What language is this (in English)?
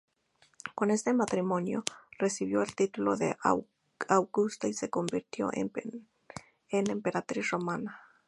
Spanish